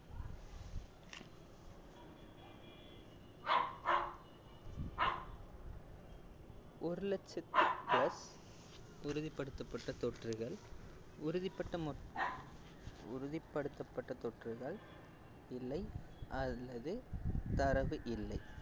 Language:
Tamil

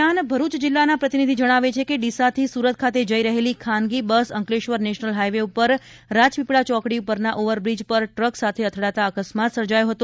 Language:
Gujarati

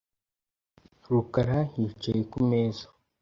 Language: Kinyarwanda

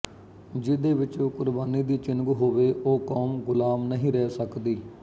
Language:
Punjabi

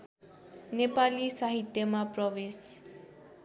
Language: Nepali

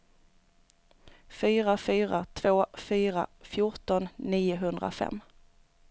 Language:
Swedish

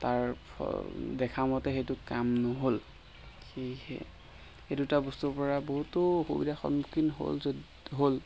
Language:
Assamese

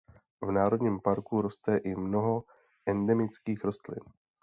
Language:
Czech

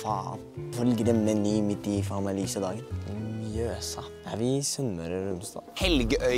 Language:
Norwegian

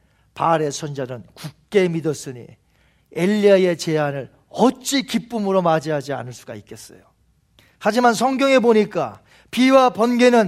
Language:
Korean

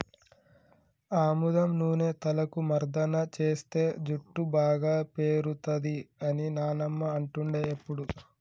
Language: Telugu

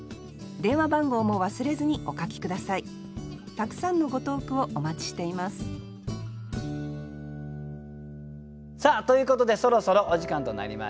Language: Japanese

